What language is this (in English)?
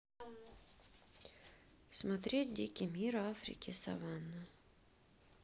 Russian